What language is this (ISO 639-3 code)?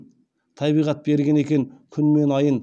kaz